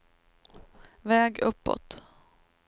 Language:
Swedish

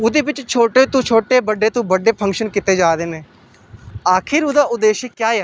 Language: Dogri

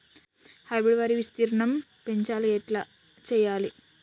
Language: Telugu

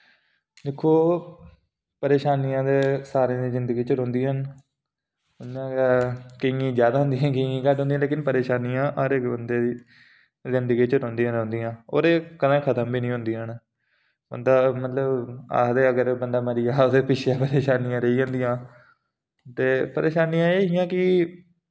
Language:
Dogri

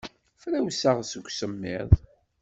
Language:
Kabyle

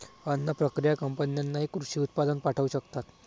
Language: Marathi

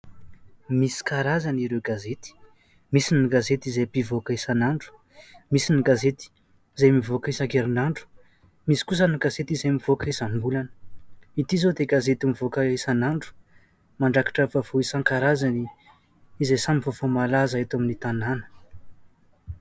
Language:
Malagasy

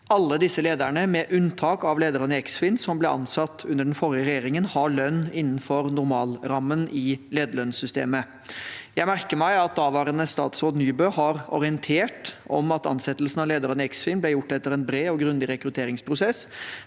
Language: Norwegian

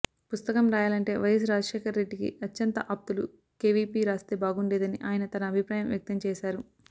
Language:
Telugu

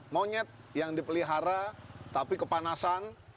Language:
Indonesian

